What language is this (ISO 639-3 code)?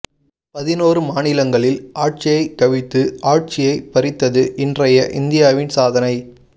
tam